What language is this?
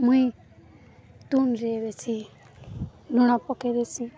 Odia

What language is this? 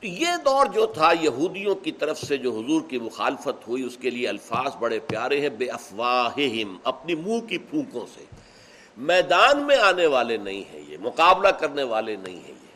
Urdu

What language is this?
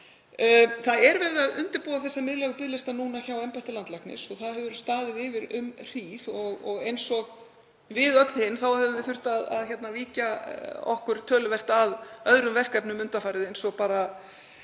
Icelandic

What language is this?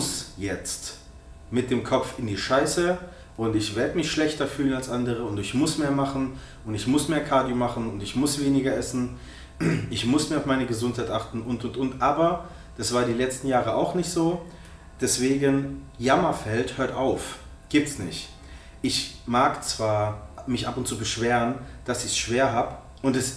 German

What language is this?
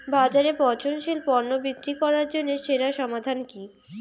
Bangla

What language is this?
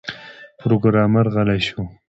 Pashto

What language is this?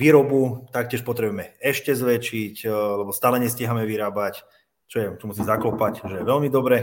Slovak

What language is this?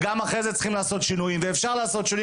Hebrew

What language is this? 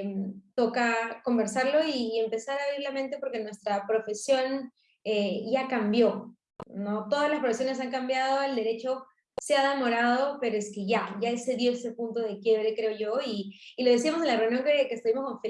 Spanish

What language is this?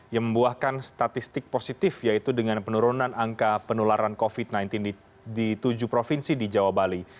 Indonesian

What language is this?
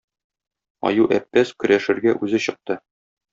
Tatar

